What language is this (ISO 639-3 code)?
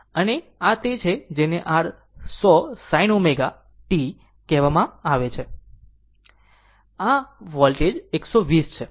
guj